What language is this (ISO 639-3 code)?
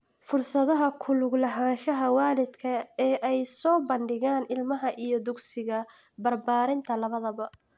som